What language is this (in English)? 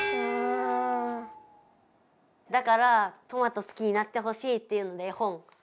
Japanese